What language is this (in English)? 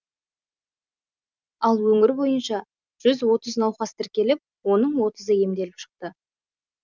Kazakh